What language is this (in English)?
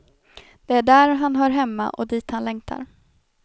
Swedish